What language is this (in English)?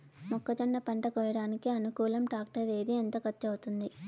Telugu